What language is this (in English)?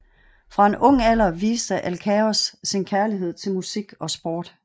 Danish